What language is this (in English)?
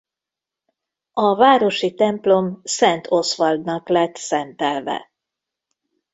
Hungarian